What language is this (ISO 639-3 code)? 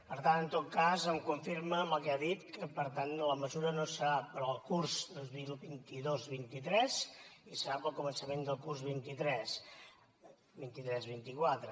cat